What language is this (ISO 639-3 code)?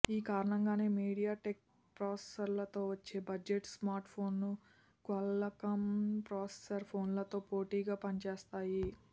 tel